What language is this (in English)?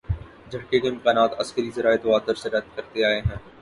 Urdu